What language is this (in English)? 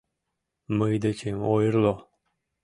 Mari